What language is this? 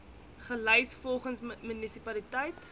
Afrikaans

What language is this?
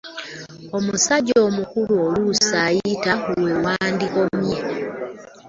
Ganda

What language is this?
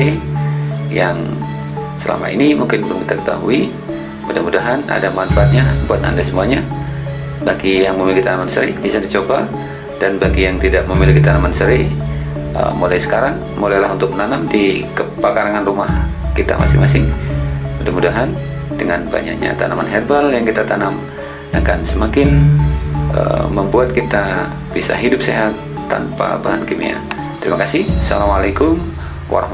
Indonesian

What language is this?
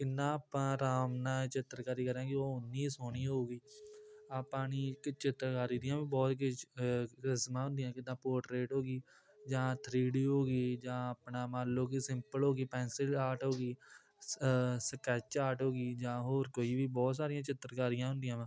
Punjabi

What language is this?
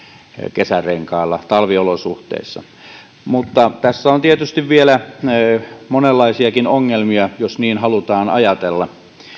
Finnish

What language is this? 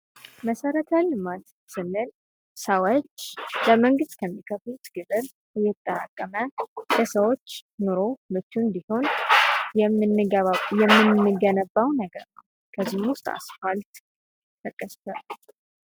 Amharic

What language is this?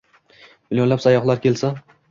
Uzbek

